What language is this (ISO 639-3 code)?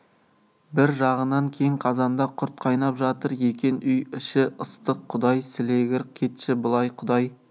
kaz